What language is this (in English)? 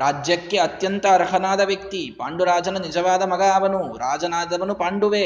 Kannada